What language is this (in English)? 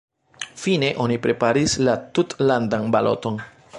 Esperanto